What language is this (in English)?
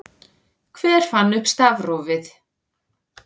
Icelandic